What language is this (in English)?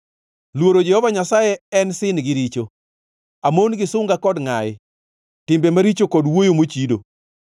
Luo (Kenya and Tanzania)